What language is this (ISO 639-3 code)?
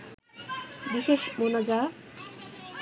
ben